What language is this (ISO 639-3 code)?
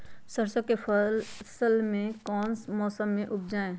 mag